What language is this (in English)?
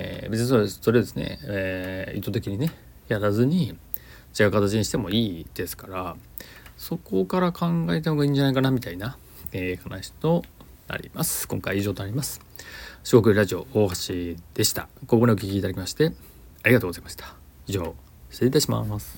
Japanese